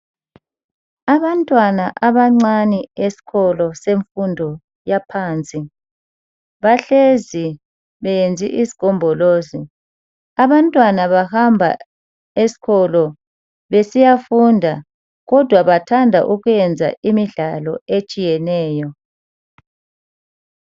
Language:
North Ndebele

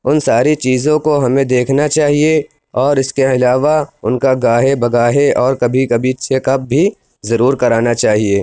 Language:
Urdu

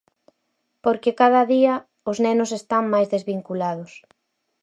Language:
Galician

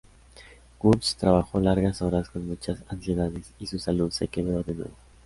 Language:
Spanish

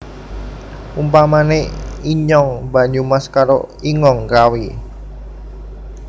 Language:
Javanese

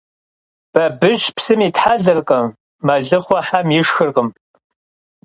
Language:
Kabardian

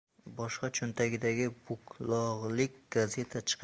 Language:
Uzbek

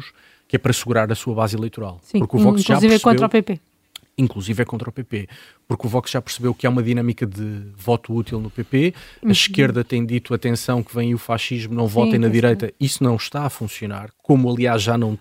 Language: Portuguese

